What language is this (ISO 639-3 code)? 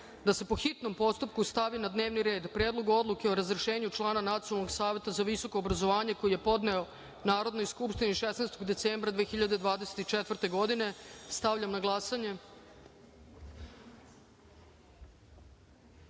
srp